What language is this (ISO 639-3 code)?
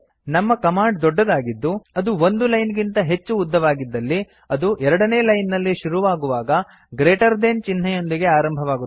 kan